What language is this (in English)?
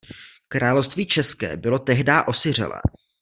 Czech